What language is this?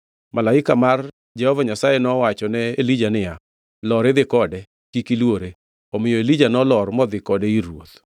Luo (Kenya and Tanzania)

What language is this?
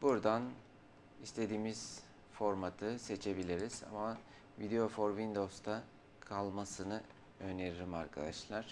Turkish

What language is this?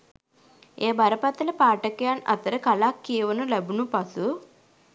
Sinhala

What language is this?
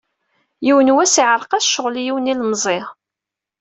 Kabyle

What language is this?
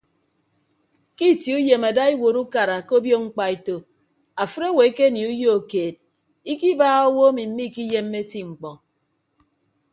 Ibibio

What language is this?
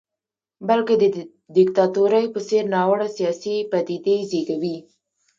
Pashto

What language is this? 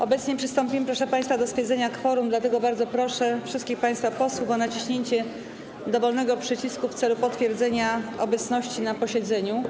Polish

